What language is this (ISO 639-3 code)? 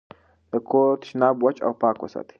pus